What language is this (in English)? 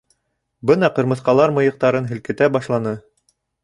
Bashkir